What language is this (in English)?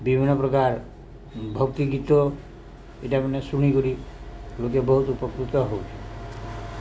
Odia